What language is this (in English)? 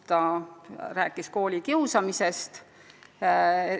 Estonian